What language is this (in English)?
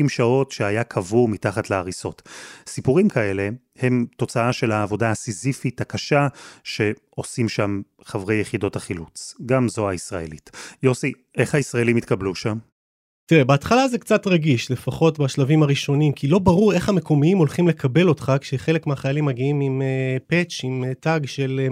Hebrew